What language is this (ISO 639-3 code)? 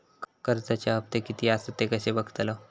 mar